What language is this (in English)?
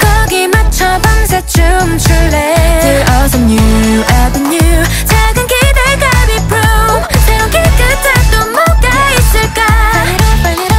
Korean